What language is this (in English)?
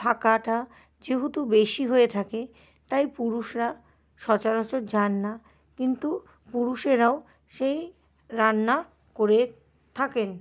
Bangla